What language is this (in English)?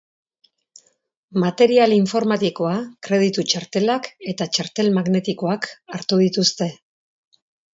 Basque